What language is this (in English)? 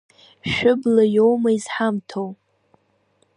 Abkhazian